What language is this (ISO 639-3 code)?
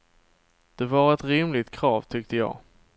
swe